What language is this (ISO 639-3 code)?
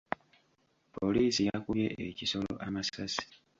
lug